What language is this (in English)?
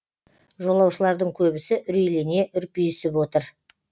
Kazakh